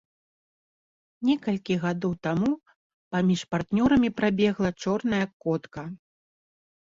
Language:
Belarusian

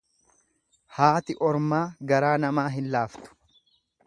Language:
Oromo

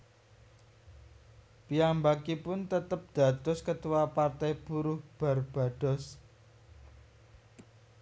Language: Javanese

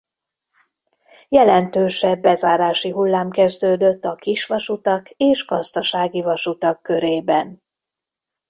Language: Hungarian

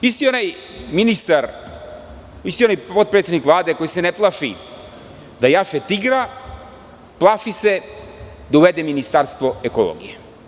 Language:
Serbian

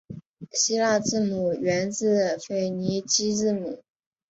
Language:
Chinese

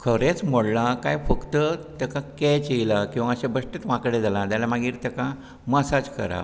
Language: Konkani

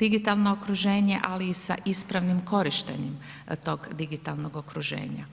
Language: Croatian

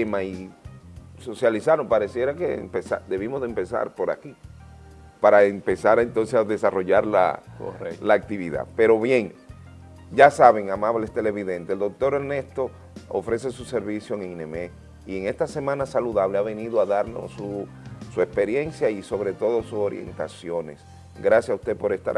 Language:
Spanish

